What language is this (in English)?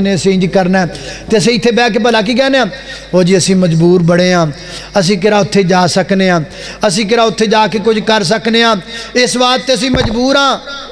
Hindi